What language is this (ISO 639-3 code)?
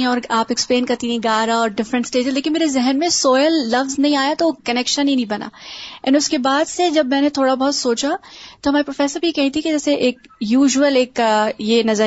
urd